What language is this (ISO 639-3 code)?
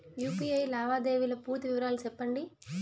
tel